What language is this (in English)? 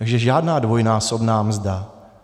Czech